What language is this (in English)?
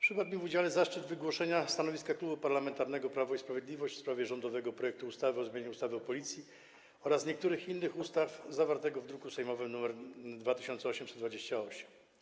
Polish